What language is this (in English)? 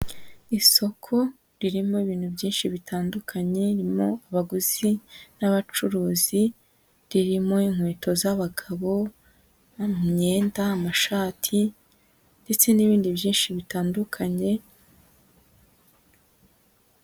Kinyarwanda